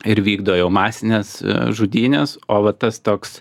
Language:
Lithuanian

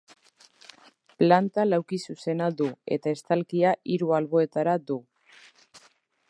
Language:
Basque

